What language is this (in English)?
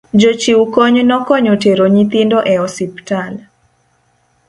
Luo (Kenya and Tanzania)